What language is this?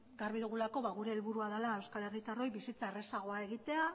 Basque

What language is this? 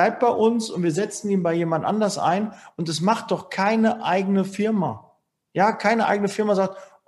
German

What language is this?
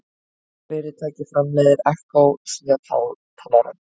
Icelandic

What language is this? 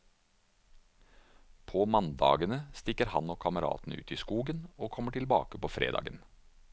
Norwegian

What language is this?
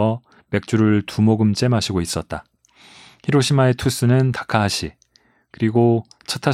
Korean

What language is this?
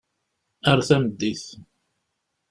Kabyle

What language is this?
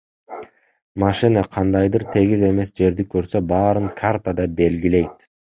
Kyrgyz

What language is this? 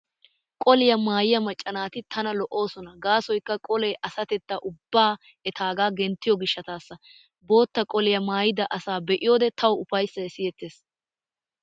Wolaytta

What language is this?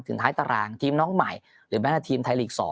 Thai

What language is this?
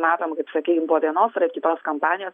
Lithuanian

